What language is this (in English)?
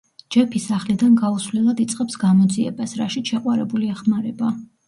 Georgian